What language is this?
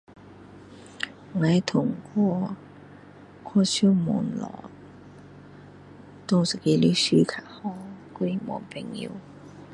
Min Dong Chinese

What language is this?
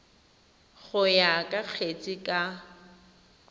Tswana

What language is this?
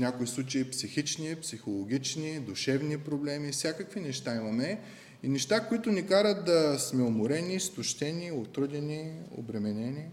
Bulgarian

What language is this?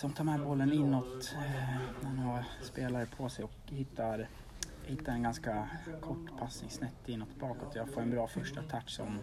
Swedish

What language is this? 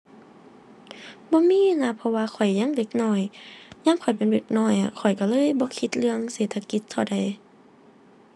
Thai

